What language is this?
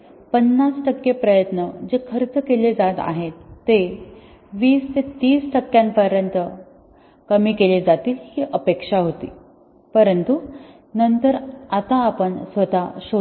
Marathi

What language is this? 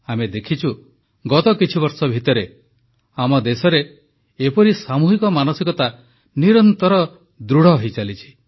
Odia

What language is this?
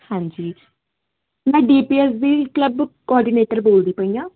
Punjabi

